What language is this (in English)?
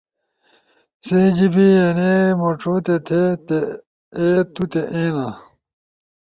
Ushojo